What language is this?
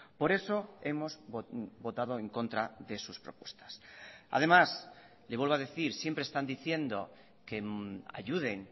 Spanish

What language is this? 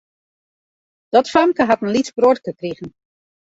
Western Frisian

